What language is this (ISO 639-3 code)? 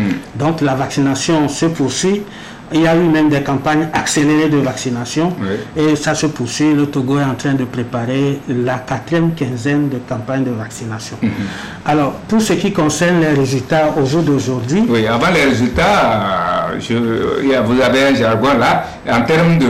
fra